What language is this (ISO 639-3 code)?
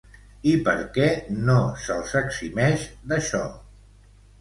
cat